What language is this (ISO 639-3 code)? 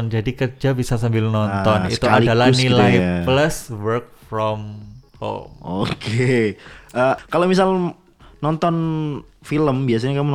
ind